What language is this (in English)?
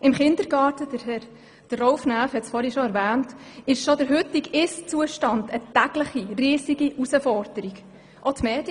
Swiss German